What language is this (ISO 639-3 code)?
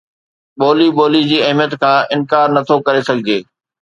snd